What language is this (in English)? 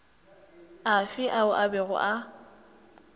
Northern Sotho